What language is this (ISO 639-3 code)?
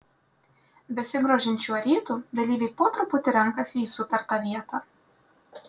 lit